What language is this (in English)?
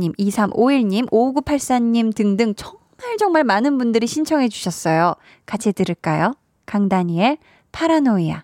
Korean